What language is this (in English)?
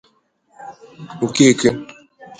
Igbo